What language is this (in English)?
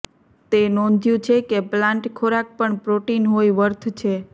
Gujarati